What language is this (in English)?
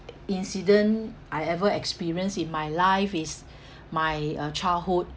English